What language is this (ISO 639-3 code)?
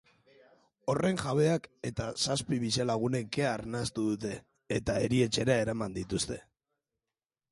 eus